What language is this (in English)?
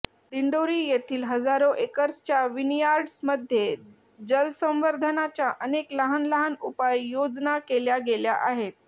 Marathi